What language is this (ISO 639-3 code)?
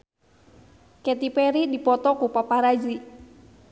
sun